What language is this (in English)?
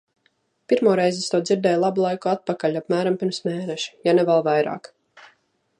Latvian